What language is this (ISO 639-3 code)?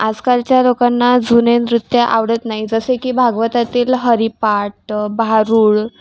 mar